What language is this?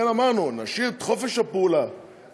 Hebrew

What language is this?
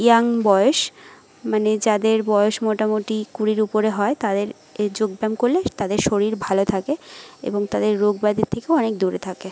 Bangla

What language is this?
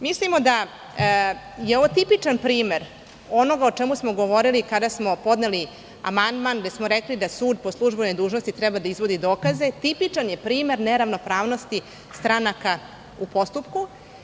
Serbian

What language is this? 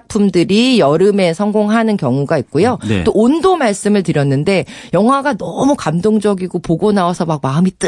Korean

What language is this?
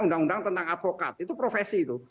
Indonesian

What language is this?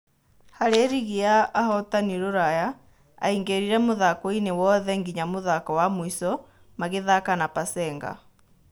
Kikuyu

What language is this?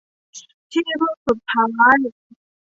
Thai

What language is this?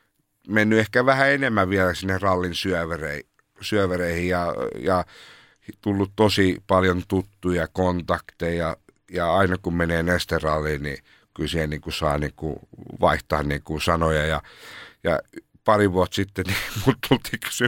Finnish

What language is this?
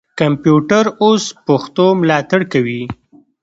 Pashto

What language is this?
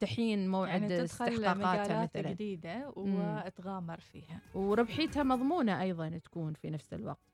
Arabic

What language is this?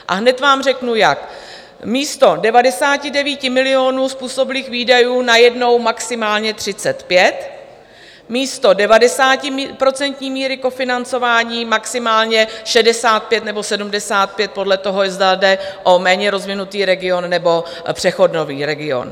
Czech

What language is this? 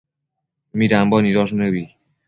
Matsés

